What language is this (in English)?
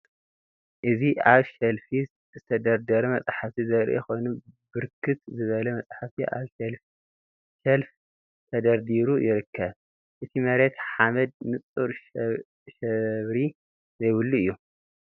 Tigrinya